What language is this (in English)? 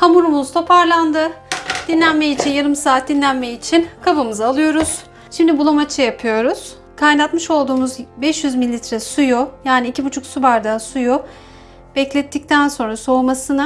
Turkish